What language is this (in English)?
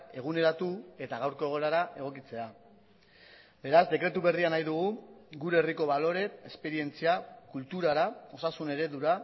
Basque